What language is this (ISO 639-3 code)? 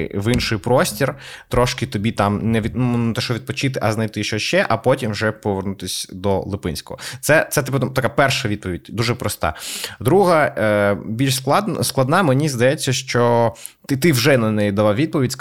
ukr